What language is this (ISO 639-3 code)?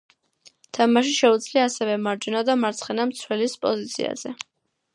kat